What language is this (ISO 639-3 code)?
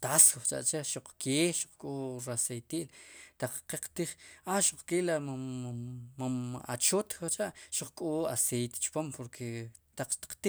qum